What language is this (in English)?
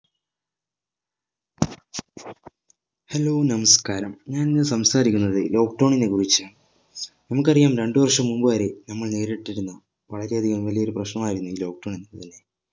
Malayalam